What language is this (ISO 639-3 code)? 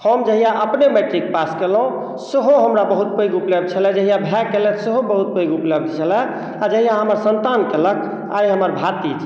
mai